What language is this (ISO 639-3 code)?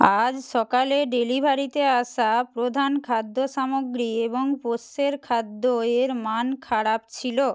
ben